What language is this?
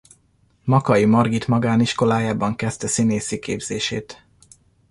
Hungarian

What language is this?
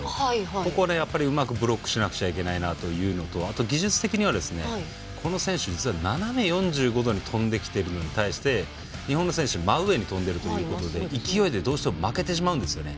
Japanese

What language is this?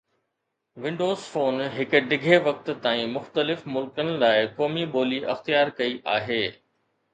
Sindhi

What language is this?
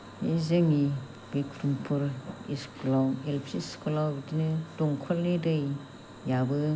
Bodo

